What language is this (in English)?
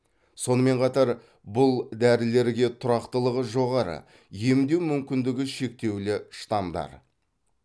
Kazakh